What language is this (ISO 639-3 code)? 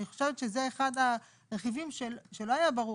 heb